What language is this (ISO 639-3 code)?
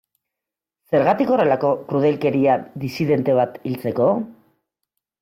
eus